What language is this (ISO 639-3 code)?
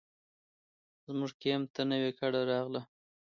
pus